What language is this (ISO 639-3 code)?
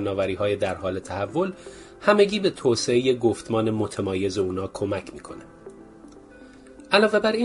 fas